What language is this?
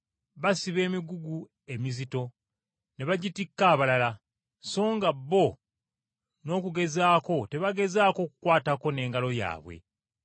Ganda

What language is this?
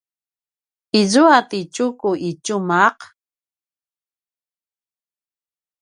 Paiwan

